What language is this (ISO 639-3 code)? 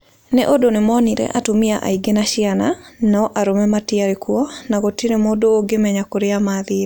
kik